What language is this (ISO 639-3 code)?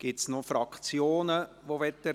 gsw